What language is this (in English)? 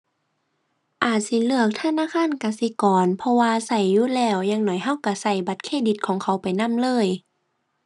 Thai